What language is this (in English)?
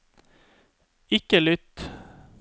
Norwegian